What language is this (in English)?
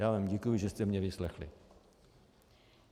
Czech